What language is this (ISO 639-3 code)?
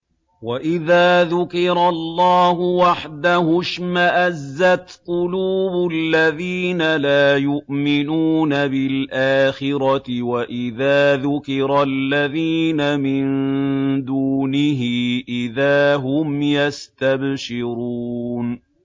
ara